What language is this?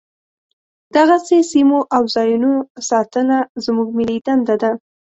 Pashto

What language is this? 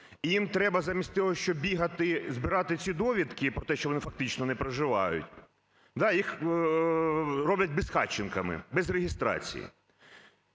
Ukrainian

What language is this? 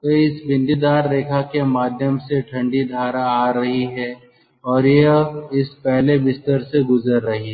Hindi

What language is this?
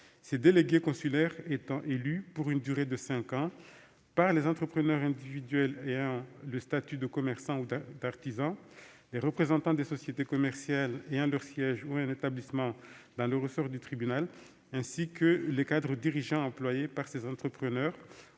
French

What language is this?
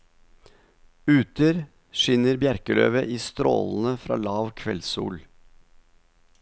Norwegian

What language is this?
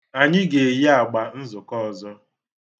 Igbo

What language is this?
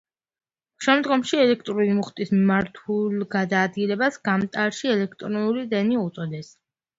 Georgian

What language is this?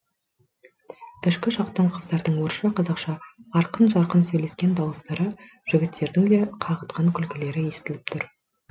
Kazakh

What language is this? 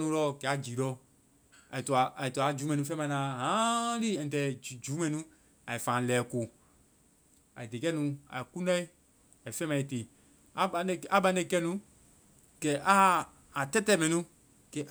Vai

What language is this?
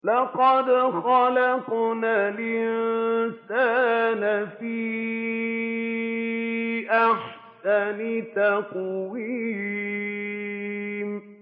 Arabic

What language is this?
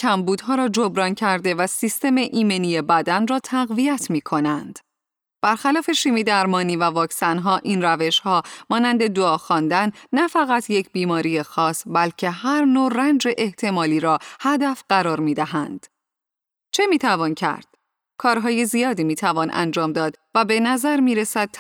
Persian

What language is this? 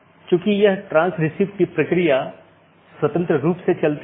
Hindi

